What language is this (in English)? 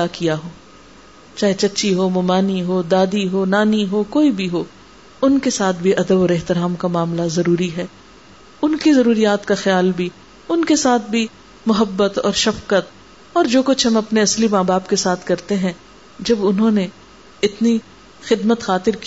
Urdu